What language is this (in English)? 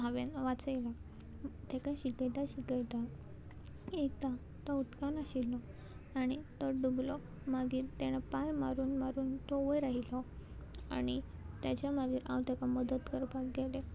Konkani